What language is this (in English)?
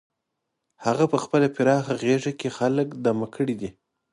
Pashto